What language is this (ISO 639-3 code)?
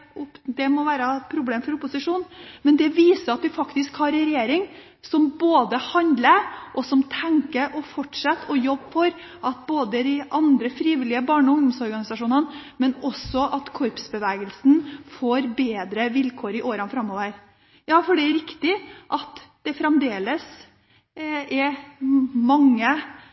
nob